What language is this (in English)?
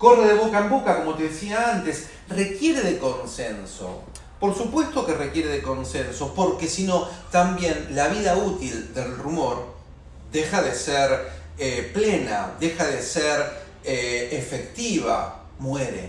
Spanish